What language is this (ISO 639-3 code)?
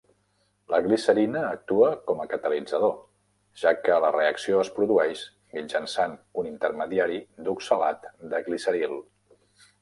cat